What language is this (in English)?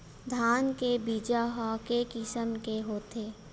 Chhattisgarhi